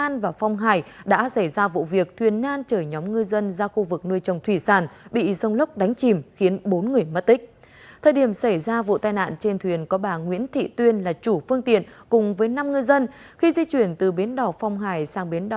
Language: Vietnamese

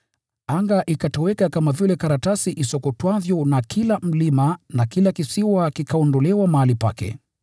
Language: Swahili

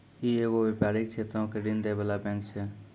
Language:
Maithili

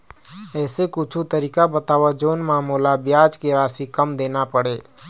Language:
Chhattisgarhi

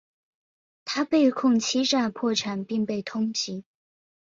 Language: Chinese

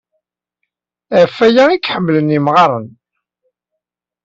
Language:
Kabyle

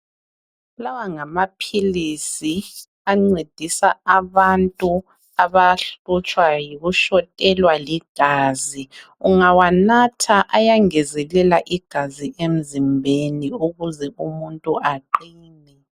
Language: North Ndebele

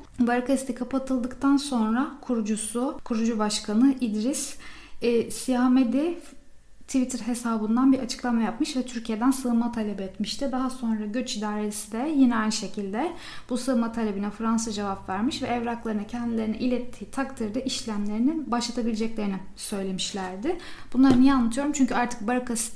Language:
Turkish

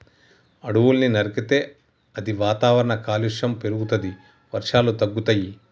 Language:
Telugu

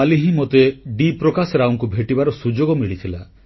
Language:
Odia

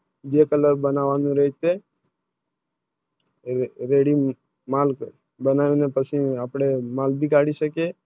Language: Gujarati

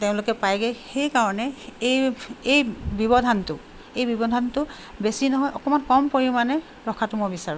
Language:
Assamese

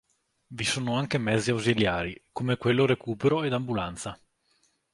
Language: Italian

